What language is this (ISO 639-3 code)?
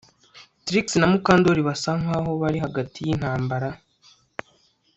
kin